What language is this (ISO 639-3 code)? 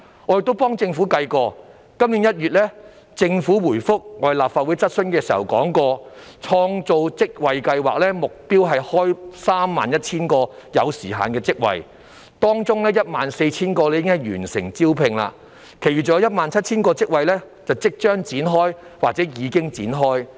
yue